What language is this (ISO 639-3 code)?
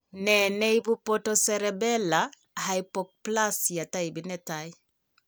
kln